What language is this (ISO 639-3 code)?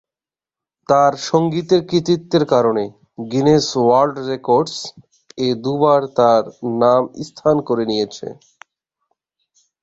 ben